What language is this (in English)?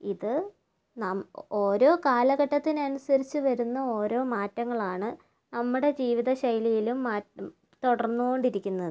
Malayalam